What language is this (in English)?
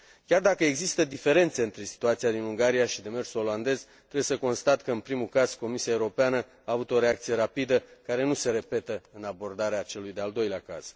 Romanian